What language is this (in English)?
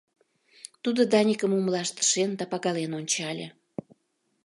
Mari